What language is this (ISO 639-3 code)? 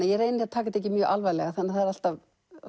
isl